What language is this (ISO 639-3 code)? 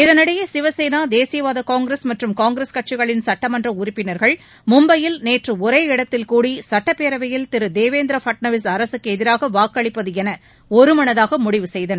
tam